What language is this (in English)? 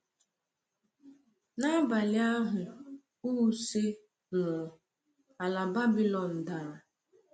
Igbo